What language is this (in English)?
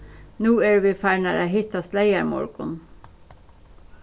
Faroese